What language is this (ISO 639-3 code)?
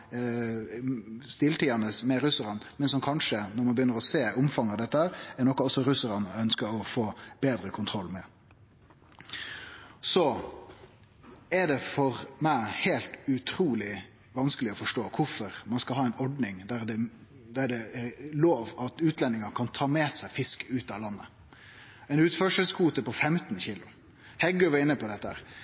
nno